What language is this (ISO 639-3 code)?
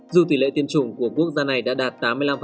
vie